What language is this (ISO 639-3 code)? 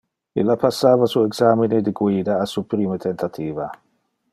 ina